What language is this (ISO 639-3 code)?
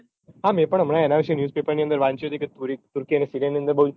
guj